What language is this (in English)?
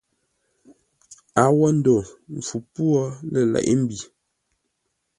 Ngombale